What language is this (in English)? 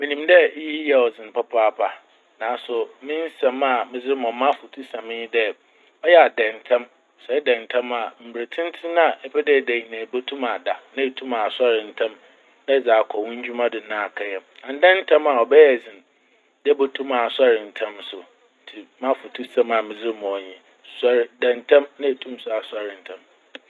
Akan